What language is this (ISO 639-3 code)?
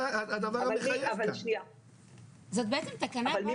heb